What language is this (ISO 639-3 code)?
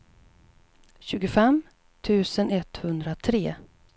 swe